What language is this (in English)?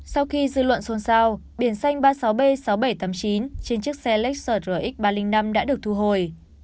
Vietnamese